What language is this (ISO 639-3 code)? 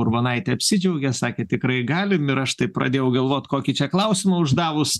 lit